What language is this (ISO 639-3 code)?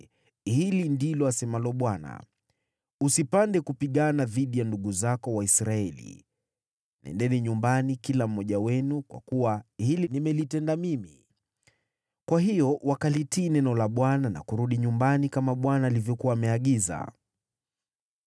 swa